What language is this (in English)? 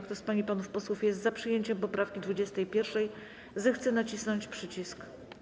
Polish